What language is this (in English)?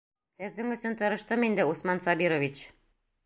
Bashkir